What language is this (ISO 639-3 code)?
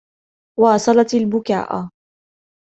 ara